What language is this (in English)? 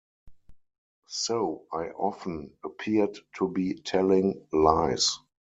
English